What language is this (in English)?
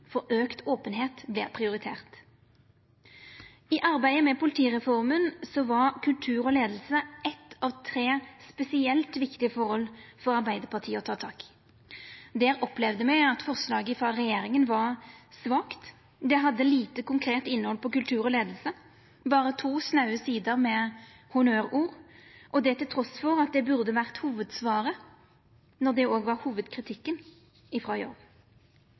Norwegian Nynorsk